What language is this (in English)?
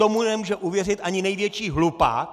Czech